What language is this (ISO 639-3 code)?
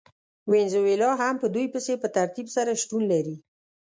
pus